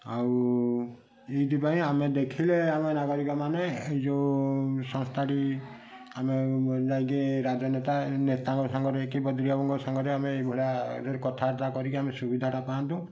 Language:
Odia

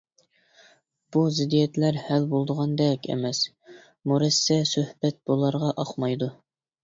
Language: Uyghur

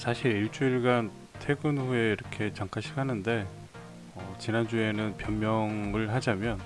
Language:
Korean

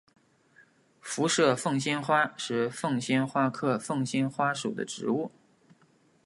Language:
Chinese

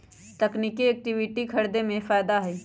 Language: Magahi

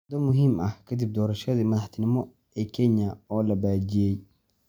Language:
Somali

